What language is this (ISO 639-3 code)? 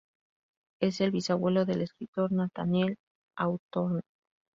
spa